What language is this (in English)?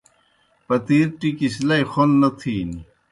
Kohistani Shina